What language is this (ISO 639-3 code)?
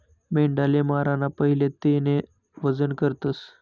mar